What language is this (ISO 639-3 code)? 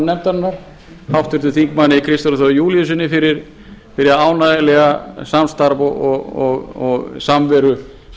isl